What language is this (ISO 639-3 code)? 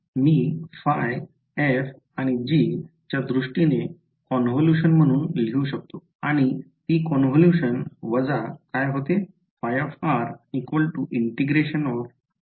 mar